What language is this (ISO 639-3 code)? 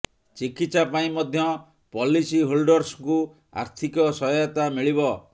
ori